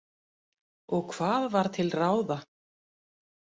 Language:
Icelandic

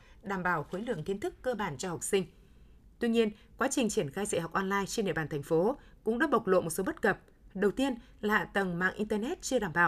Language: Vietnamese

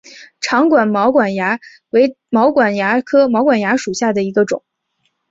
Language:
Chinese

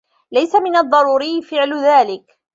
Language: Arabic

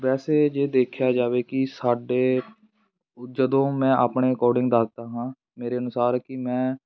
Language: Punjabi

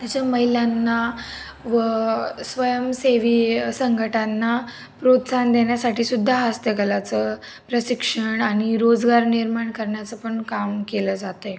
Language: Marathi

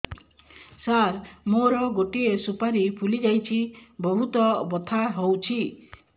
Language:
Odia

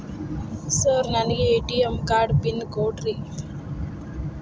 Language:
Kannada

